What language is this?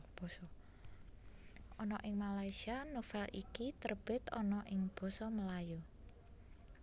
Javanese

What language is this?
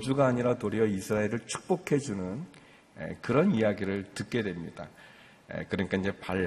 Korean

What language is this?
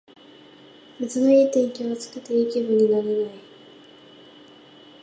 Japanese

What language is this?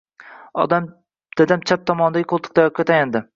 Uzbek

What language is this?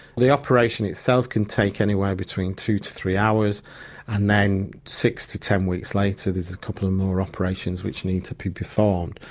English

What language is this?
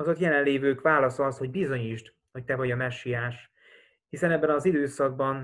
Hungarian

